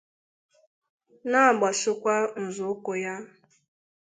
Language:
Igbo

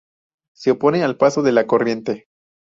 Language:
Spanish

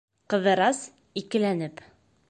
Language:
Bashkir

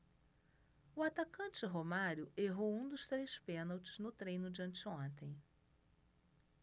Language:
Portuguese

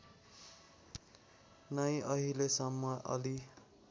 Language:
Nepali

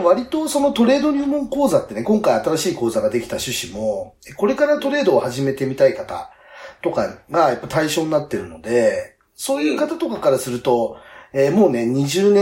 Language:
Japanese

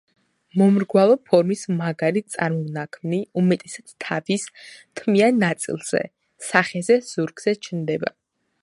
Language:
Georgian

